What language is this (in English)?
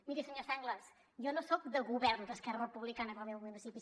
Catalan